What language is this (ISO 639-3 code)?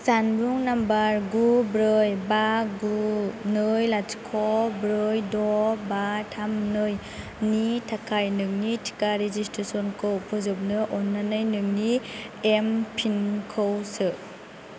brx